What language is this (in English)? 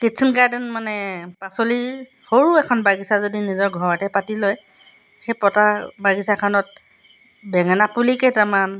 Assamese